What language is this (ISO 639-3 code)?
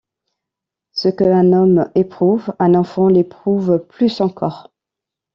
fra